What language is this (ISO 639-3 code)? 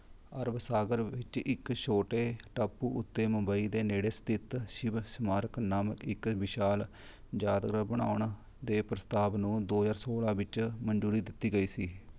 pan